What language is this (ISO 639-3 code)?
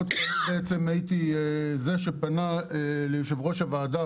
heb